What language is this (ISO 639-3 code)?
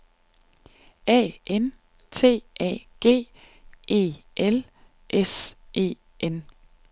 dan